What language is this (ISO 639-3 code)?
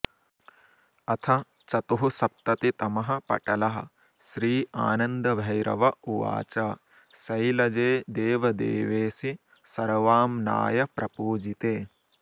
san